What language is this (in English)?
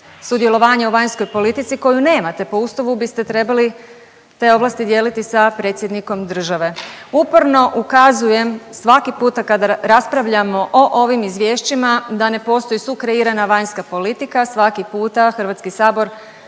Croatian